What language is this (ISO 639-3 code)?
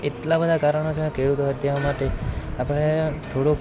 guj